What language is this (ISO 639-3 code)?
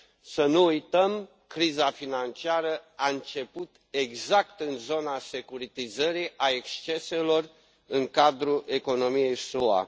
ron